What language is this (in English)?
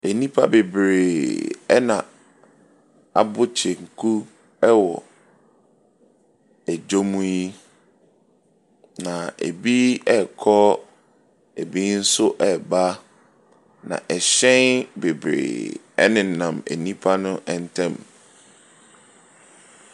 Akan